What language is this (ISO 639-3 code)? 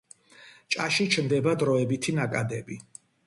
kat